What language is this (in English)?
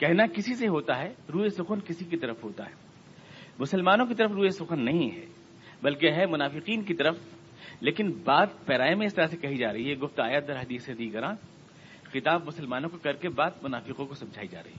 Urdu